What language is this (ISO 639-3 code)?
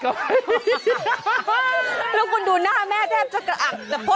tha